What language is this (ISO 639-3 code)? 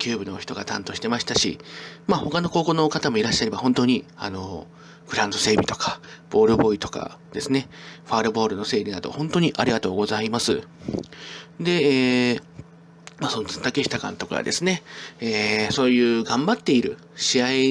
jpn